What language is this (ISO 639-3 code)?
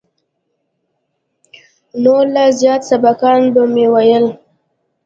pus